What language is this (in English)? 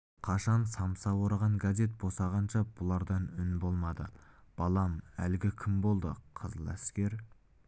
Kazakh